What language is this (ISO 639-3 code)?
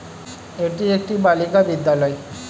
ben